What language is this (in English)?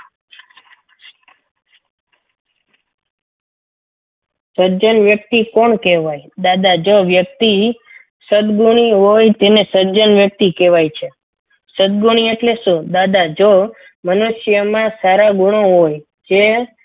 Gujarati